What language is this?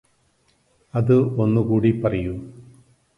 Malayalam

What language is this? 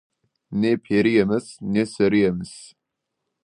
Kazakh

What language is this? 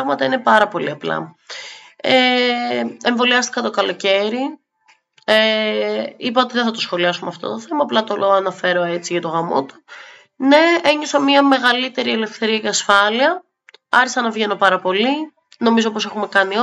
Greek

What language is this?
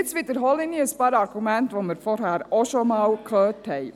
Swiss German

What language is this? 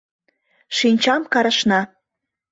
Mari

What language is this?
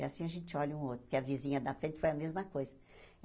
Portuguese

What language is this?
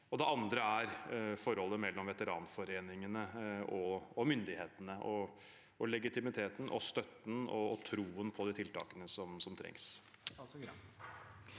Norwegian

